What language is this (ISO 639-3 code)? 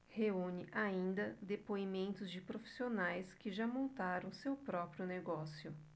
por